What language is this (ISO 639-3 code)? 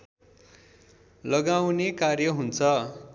nep